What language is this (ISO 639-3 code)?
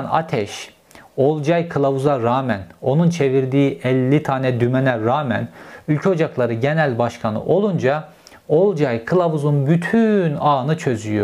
tur